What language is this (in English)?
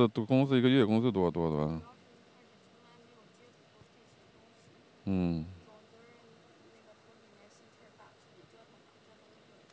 Chinese